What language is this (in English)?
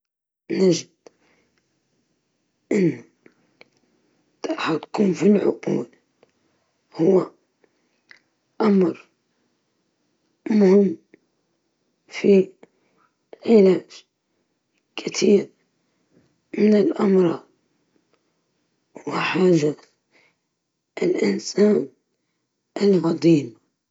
Libyan Arabic